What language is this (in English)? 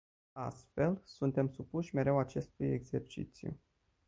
Romanian